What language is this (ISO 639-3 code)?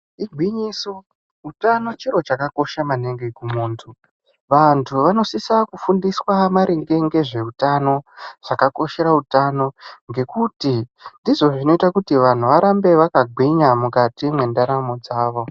ndc